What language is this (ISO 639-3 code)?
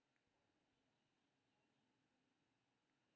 mai